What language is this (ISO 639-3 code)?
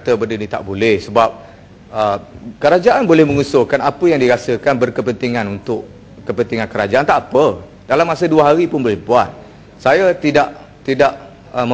msa